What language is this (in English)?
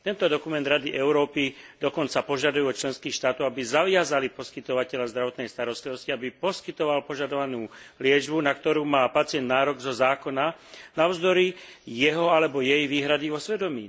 Slovak